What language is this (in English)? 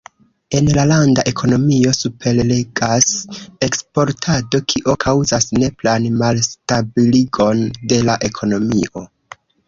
Esperanto